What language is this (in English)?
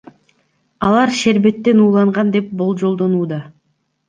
Kyrgyz